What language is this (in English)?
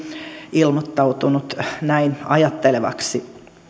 Finnish